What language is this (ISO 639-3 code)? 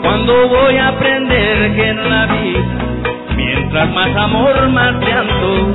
ell